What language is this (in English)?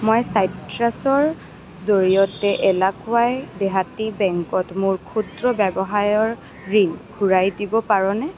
Assamese